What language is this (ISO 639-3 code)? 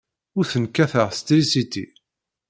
kab